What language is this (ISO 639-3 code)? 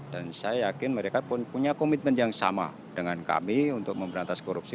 ind